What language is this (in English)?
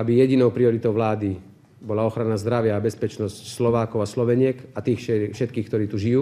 Slovak